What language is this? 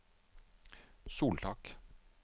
Norwegian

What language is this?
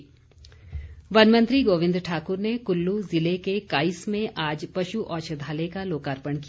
Hindi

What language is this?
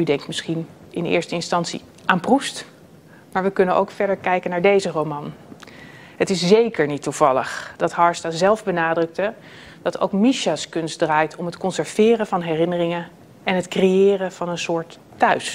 Dutch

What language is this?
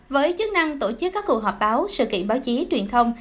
Vietnamese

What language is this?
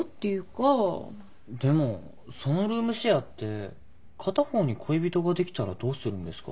Japanese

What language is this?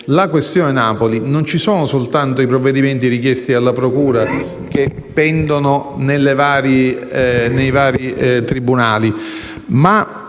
Italian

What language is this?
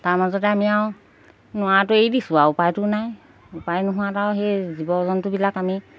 Assamese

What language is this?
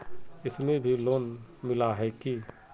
Magahi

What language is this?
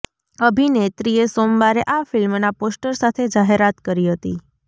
Gujarati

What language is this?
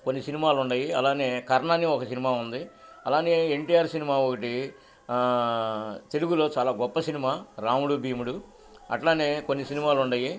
Telugu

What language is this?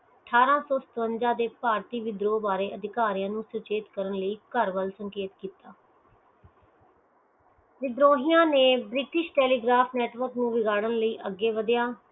Punjabi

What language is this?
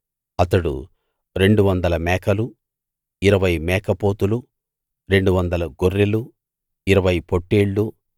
Telugu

